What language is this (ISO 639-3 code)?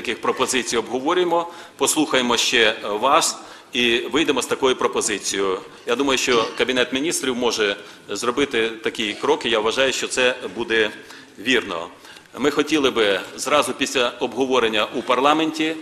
ukr